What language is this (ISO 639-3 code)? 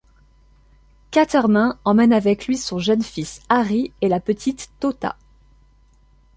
fra